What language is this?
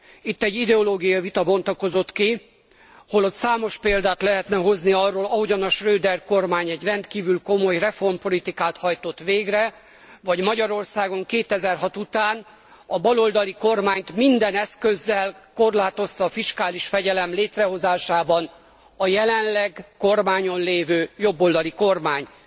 Hungarian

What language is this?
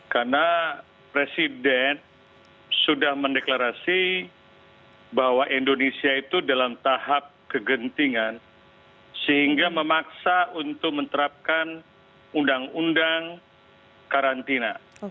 Indonesian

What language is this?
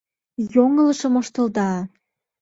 Mari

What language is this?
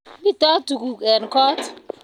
Kalenjin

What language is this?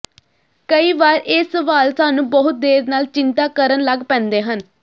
Punjabi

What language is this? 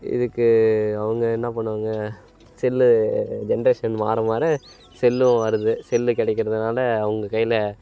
Tamil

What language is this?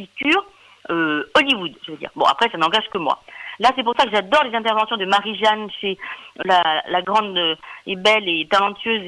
French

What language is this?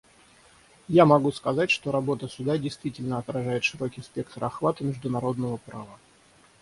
Russian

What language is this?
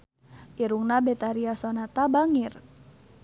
Sundanese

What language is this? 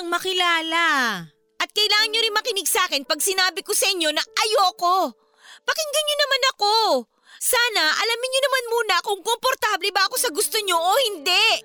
Filipino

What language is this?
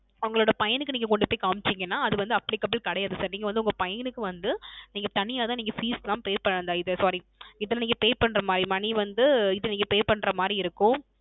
Tamil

